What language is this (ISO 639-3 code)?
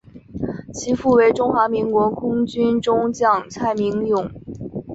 zho